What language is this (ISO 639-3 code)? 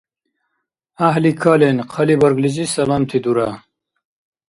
dar